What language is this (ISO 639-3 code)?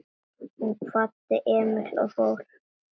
isl